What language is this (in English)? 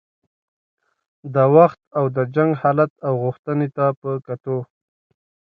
Pashto